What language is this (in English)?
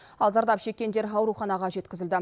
Kazakh